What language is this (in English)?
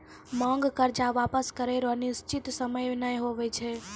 Maithili